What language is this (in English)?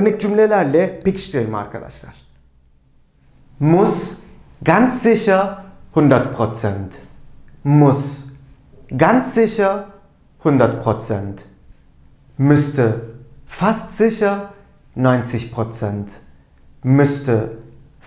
Turkish